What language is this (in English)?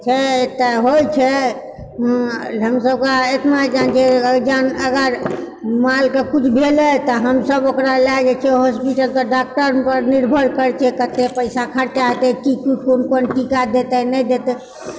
Maithili